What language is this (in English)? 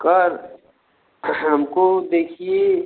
Hindi